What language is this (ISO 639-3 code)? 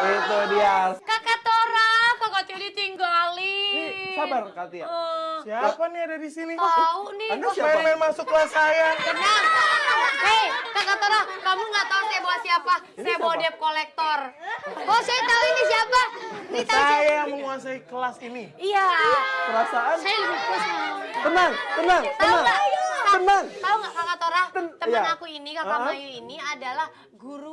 ind